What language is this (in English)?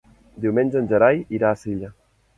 Catalan